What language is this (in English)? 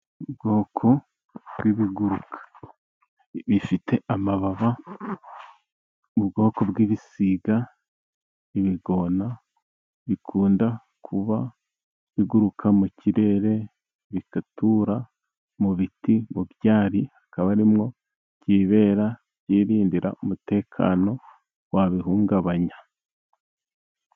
Kinyarwanda